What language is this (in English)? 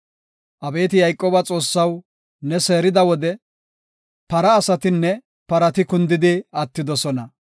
Gofa